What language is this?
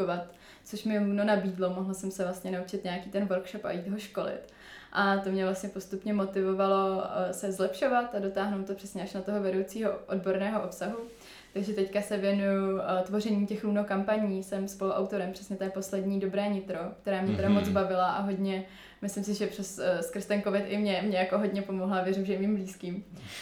Czech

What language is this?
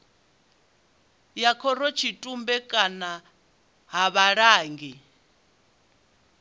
Venda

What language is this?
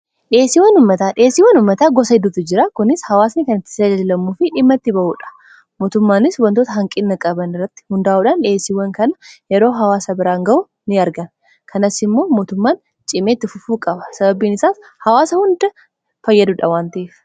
Oromo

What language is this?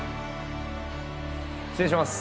Japanese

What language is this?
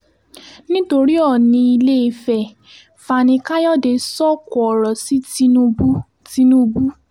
Yoruba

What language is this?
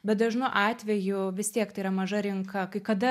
Lithuanian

